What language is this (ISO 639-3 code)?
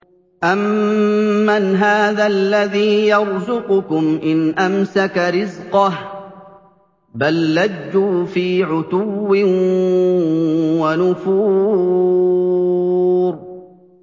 ara